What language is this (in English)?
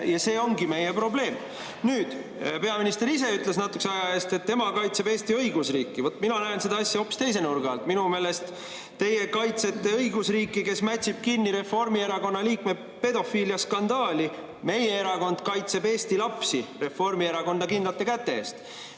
Estonian